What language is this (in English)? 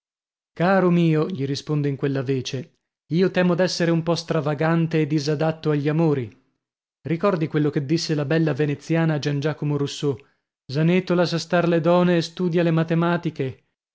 Italian